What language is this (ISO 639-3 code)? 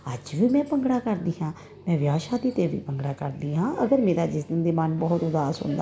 pan